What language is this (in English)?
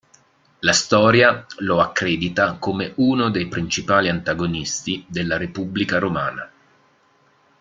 Italian